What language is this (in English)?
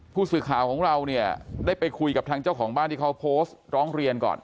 Thai